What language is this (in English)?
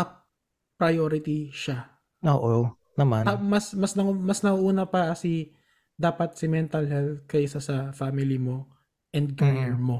Filipino